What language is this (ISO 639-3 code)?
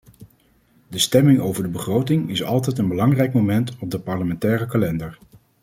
nld